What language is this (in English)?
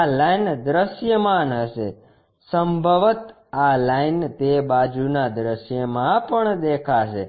Gujarati